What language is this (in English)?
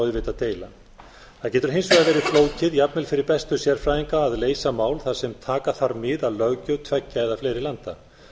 Icelandic